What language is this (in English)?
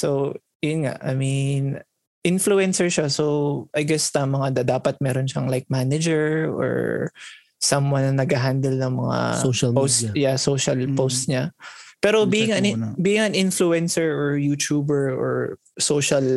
Filipino